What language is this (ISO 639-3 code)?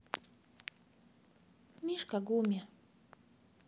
rus